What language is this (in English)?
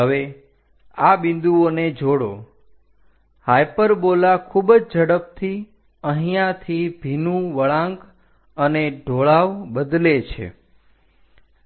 Gujarati